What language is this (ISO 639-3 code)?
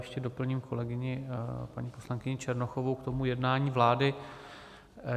ces